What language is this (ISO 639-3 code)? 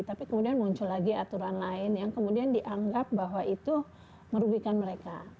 ind